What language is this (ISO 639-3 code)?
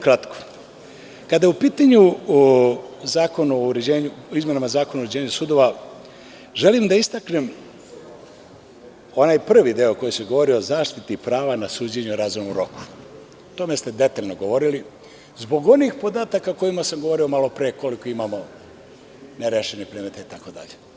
srp